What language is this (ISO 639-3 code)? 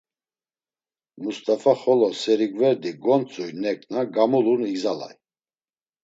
lzz